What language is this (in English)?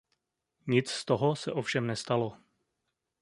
Czech